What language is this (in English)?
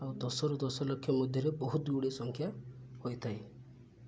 Odia